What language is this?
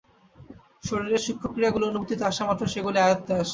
Bangla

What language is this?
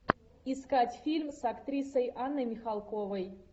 Russian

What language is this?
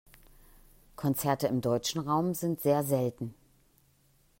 German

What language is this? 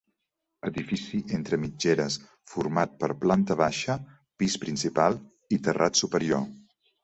Catalan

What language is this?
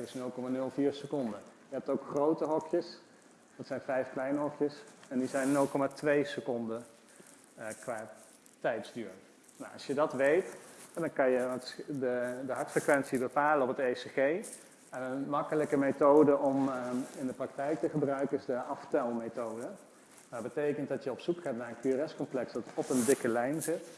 Dutch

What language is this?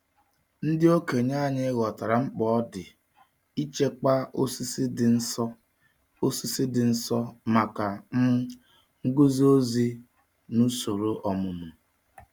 Igbo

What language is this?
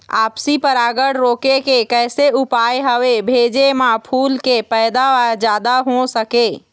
Chhattisgarhi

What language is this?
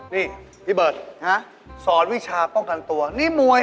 Thai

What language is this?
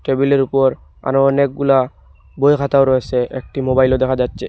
Bangla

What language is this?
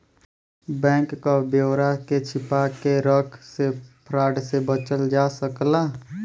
Bhojpuri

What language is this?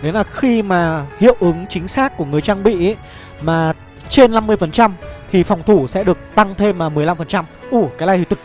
Vietnamese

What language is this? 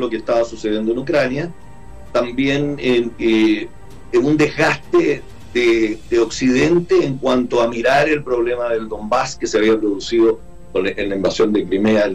Spanish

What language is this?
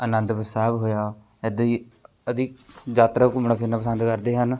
Punjabi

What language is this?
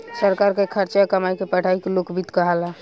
Bhojpuri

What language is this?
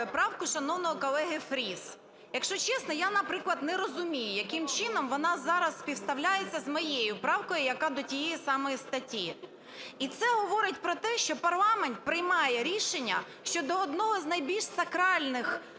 Ukrainian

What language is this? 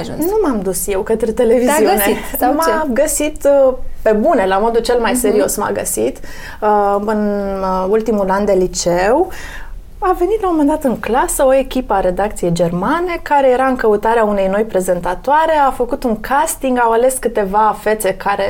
Romanian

